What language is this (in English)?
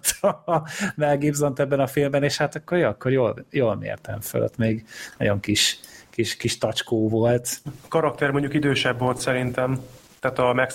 Hungarian